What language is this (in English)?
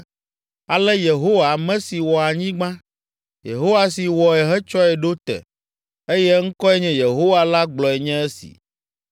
Ewe